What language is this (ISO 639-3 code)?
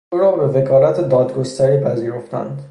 fas